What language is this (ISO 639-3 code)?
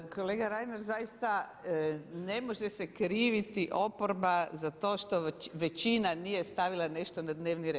hrv